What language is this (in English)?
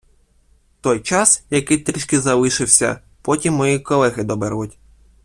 Ukrainian